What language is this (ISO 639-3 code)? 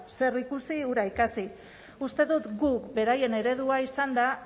eus